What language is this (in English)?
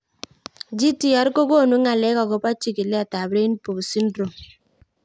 Kalenjin